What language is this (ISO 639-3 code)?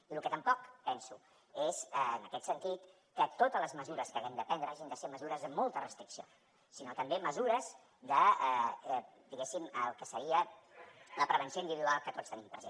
cat